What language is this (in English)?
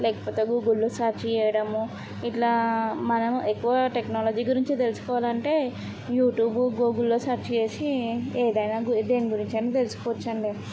Telugu